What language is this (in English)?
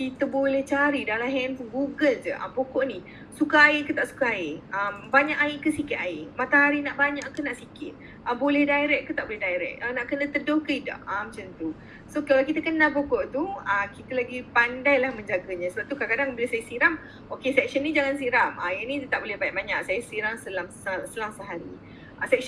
Malay